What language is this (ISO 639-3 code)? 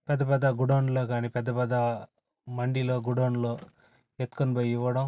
tel